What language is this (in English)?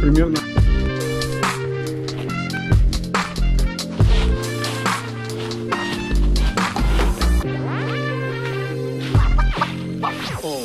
Russian